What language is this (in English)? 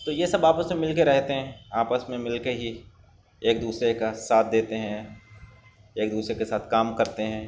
Urdu